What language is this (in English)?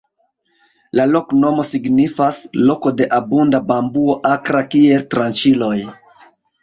Esperanto